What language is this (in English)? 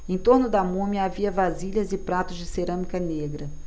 Portuguese